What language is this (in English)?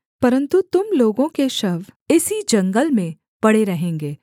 Hindi